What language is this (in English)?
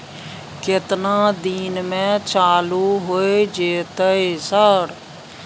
Maithili